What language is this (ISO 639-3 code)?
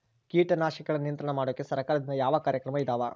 kan